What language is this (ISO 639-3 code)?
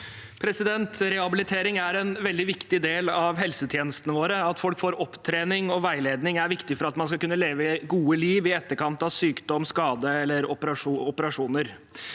nor